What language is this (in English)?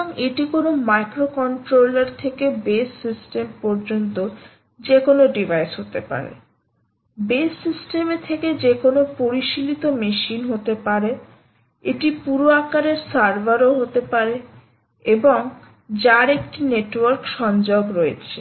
Bangla